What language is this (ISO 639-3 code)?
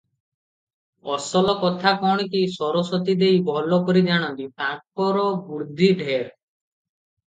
ori